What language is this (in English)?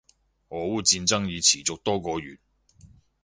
Cantonese